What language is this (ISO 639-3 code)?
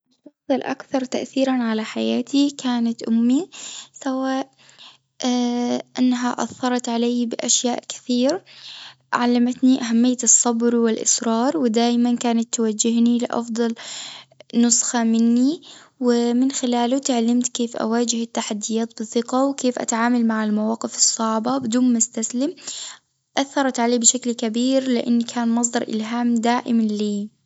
aeb